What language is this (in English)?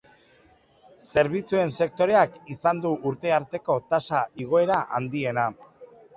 Basque